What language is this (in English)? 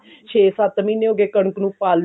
Punjabi